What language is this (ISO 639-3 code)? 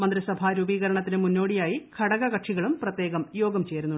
mal